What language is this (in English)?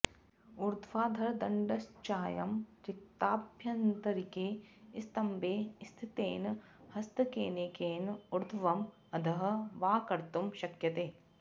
Sanskrit